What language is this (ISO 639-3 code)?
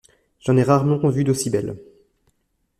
fra